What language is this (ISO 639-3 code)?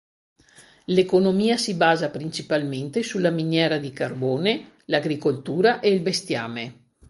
ita